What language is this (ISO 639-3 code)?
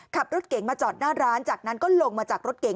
tha